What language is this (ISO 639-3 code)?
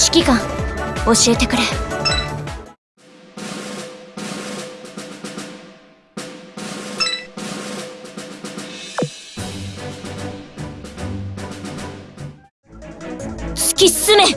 jpn